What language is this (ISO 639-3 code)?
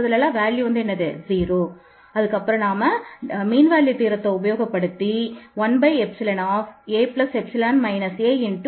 tam